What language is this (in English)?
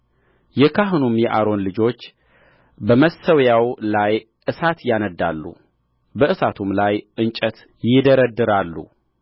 Amharic